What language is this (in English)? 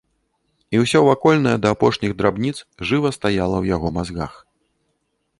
Belarusian